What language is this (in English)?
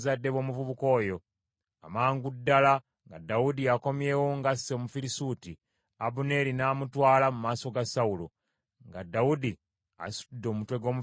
Ganda